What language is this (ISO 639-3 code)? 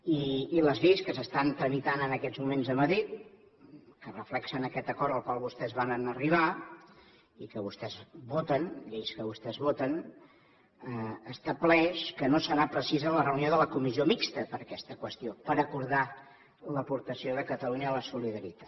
cat